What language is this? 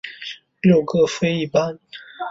Chinese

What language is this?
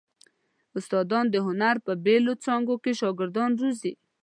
Pashto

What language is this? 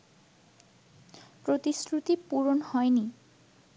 Bangla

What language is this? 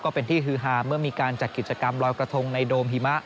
Thai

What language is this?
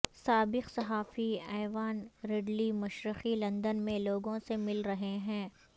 Urdu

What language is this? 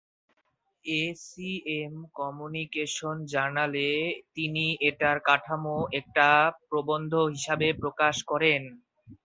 Bangla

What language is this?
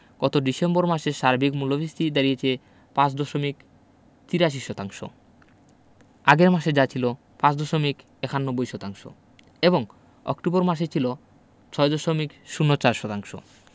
Bangla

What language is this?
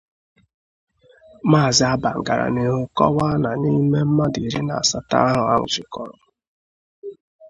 Igbo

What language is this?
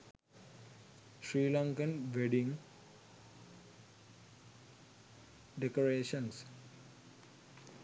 Sinhala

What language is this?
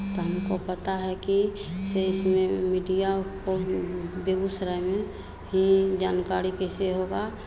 Hindi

